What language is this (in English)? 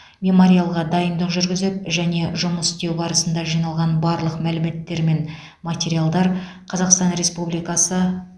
Kazakh